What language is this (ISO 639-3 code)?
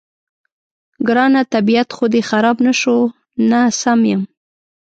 pus